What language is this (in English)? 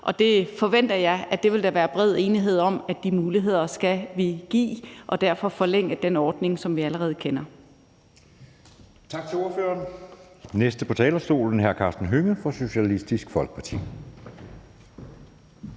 Danish